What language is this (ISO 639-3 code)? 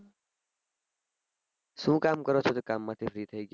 guj